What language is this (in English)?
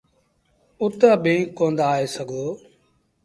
Sindhi Bhil